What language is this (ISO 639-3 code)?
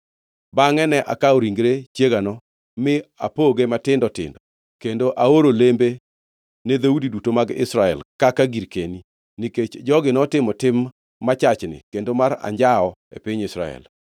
luo